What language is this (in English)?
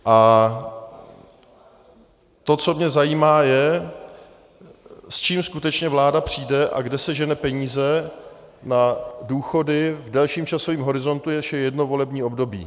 Czech